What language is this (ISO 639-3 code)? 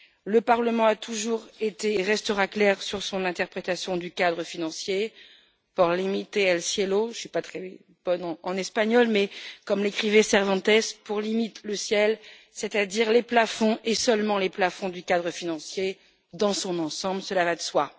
fra